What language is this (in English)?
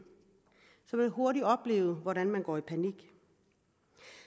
Danish